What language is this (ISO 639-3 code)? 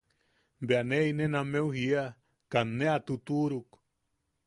yaq